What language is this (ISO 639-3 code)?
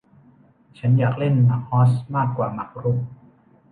tha